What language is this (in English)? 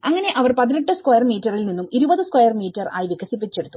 Malayalam